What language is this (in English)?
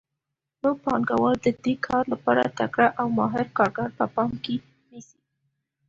Pashto